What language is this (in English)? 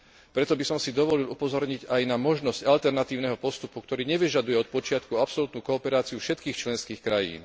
Slovak